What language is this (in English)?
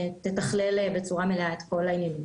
Hebrew